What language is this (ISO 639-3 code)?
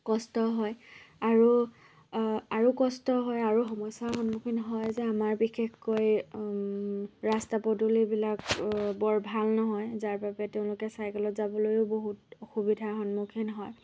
asm